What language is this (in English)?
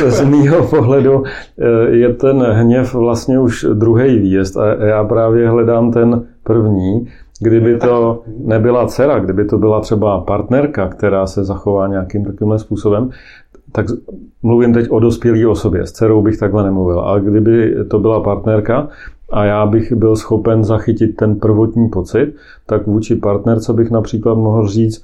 Czech